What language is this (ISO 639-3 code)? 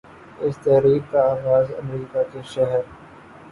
urd